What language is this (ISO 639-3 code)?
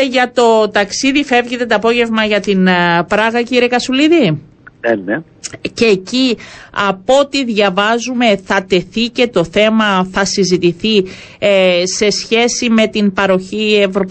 ell